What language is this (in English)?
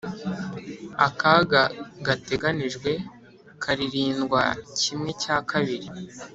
Kinyarwanda